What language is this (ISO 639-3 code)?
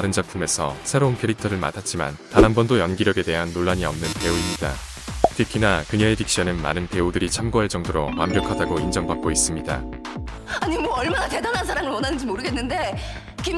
kor